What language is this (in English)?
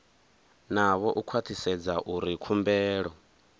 Venda